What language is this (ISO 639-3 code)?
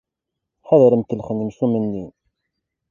kab